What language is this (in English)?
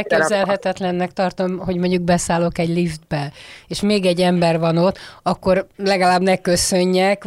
Hungarian